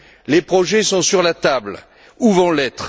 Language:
French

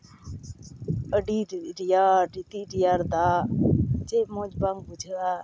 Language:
Santali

